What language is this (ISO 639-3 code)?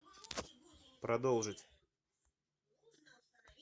rus